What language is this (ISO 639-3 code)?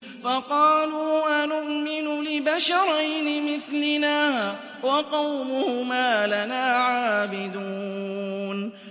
ara